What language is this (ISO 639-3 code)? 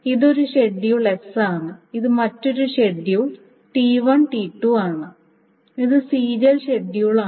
mal